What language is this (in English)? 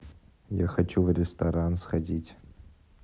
Russian